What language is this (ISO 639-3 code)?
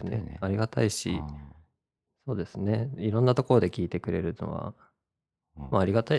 jpn